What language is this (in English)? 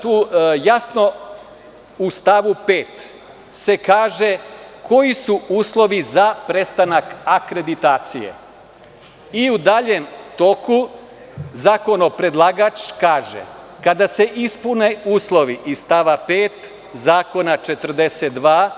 Serbian